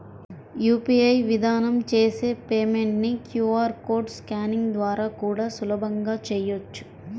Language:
Telugu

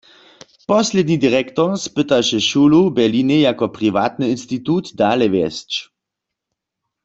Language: Upper Sorbian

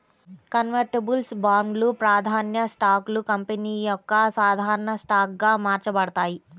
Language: Telugu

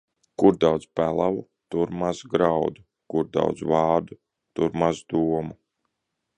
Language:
Latvian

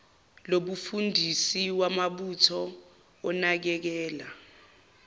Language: Zulu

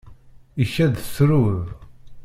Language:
Kabyle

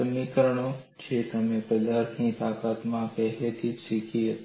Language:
Gujarati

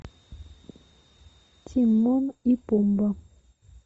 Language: Russian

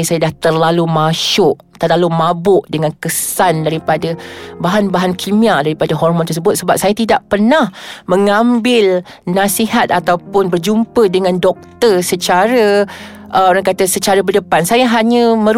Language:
Malay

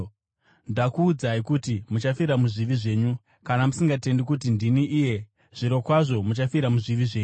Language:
Shona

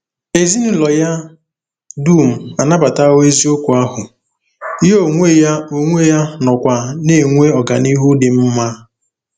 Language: Igbo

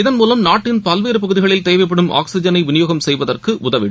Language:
Tamil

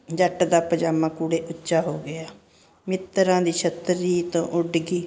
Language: Punjabi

